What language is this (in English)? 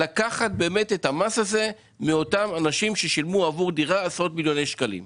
Hebrew